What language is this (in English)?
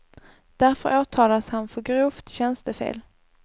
Swedish